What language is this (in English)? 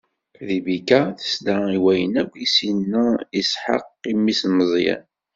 Kabyle